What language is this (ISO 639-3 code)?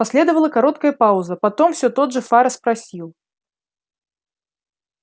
rus